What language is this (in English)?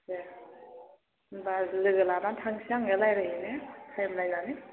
Bodo